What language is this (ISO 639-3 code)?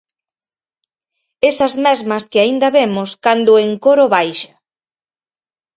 glg